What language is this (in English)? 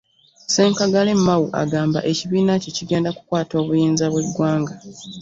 Ganda